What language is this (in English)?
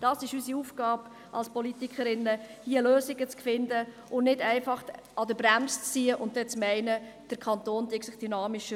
Swiss German